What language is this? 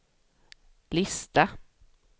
Swedish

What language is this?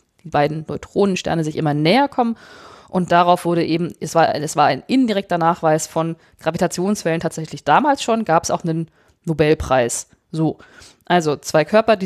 German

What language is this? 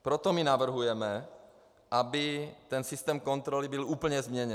Czech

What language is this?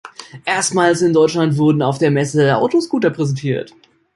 German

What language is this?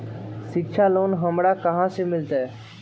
Magahi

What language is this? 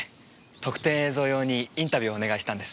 Japanese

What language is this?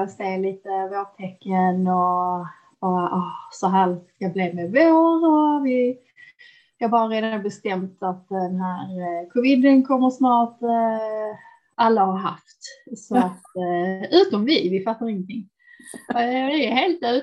Swedish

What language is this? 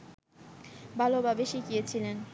Bangla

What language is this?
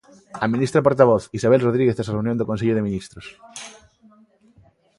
Galician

